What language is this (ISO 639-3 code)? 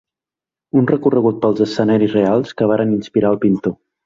cat